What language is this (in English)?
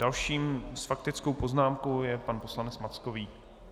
Czech